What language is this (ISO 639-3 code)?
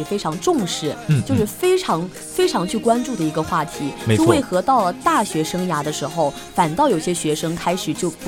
zho